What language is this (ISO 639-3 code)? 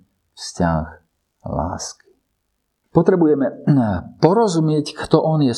slk